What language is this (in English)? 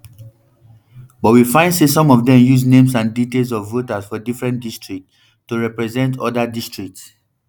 Nigerian Pidgin